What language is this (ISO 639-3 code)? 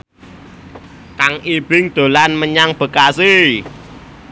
jav